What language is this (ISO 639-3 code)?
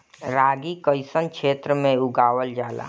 bho